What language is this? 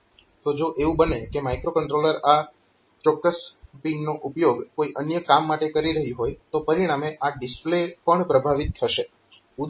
Gujarati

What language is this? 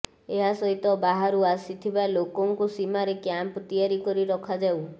Odia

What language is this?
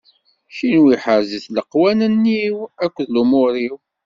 Kabyle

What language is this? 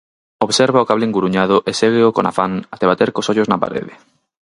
Galician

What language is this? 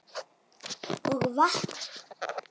Icelandic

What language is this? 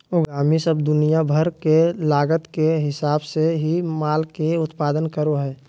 Magahi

